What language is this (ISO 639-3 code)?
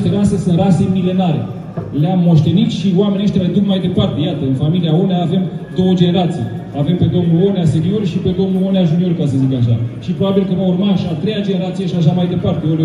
ron